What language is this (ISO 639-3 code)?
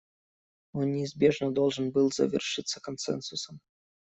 rus